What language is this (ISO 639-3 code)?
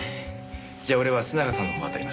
jpn